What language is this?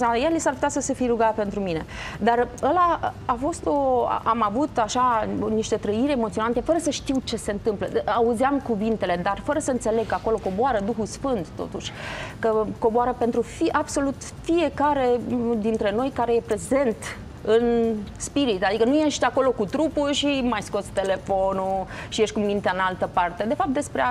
Romanian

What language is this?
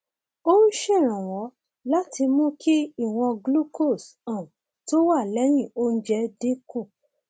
Yoruba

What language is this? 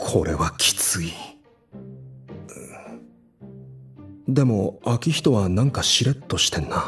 Japanese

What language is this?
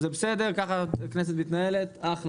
Hebrew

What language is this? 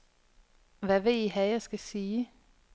Danish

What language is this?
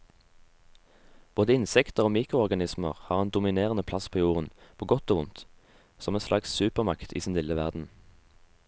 Norwegian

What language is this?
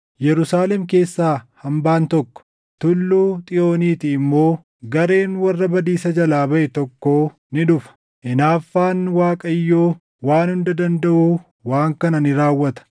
Oromo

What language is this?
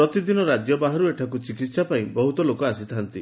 Odia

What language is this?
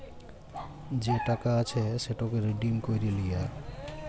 Bangla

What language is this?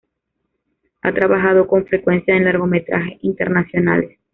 Spanish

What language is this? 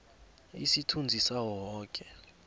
South Ndebele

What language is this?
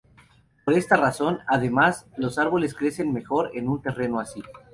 Spanish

